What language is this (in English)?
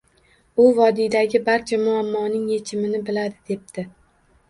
Uzbek